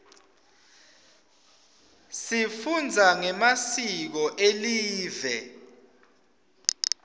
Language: Swati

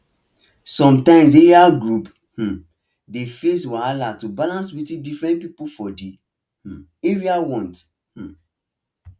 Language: Nigerian Pidgin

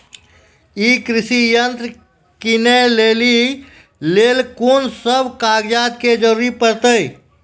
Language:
Maithili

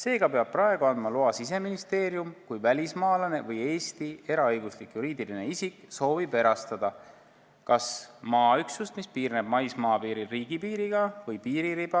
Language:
Estonian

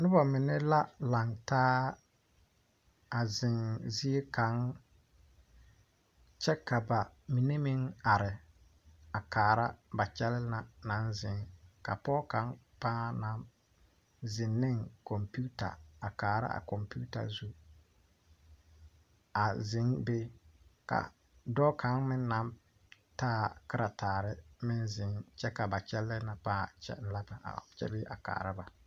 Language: Southern Dagaare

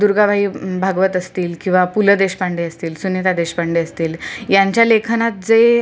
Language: Marathi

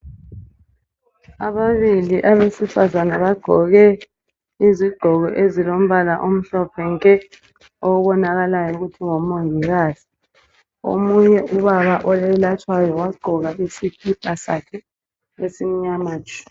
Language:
North Ndebele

